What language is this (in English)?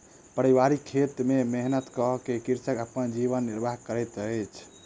Maithili